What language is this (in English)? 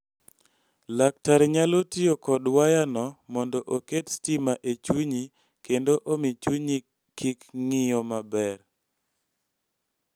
Luo (Kenya and Tanzania)